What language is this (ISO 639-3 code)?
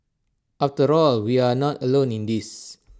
eng